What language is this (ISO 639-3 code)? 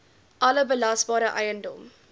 afr